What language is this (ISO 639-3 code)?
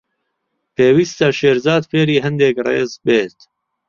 ckb